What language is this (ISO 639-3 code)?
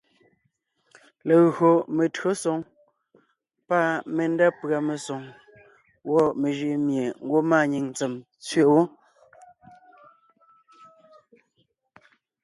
nnh